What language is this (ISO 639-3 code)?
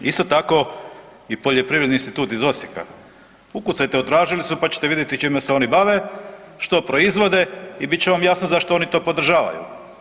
hrv